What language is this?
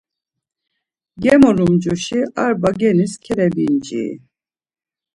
Laz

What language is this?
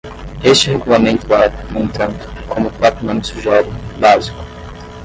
Portuguese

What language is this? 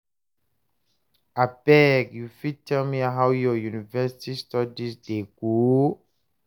Nigerian Pidgin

